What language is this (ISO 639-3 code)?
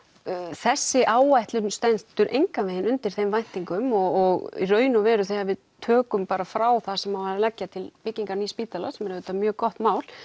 isl